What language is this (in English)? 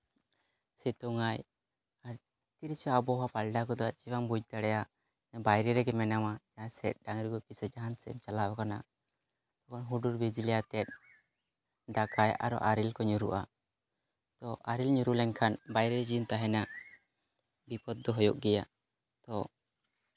Santali